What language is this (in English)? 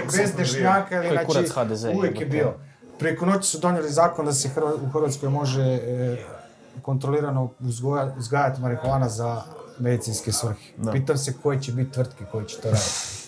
Croatian